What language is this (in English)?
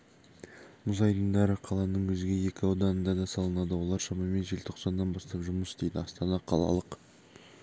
Kazakh